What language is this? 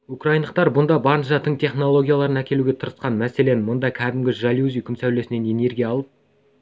Kazakh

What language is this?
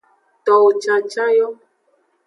Aja (Benin)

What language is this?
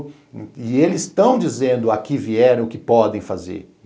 Portuguese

